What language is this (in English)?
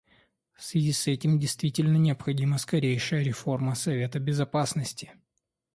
Russian